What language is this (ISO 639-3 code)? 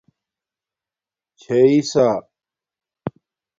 dmk